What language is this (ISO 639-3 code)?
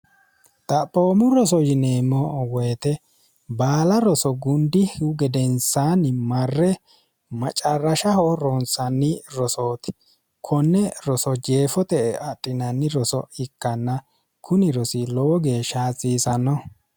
sid